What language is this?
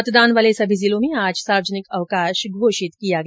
Hindi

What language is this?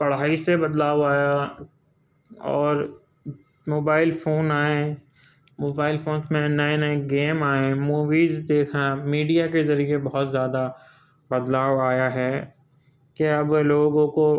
Urdu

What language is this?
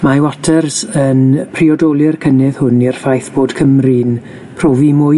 Welsh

